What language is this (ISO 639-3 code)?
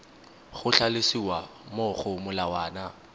tsn